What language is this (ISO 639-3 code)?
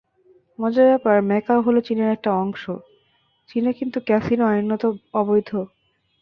ben